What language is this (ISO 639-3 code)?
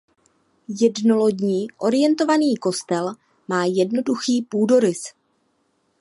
ces